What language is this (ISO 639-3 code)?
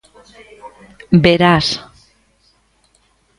glg